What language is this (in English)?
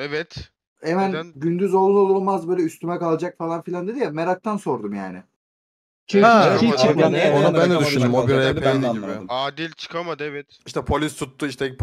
Turkish